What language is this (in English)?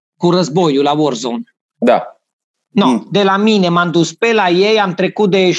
Romanian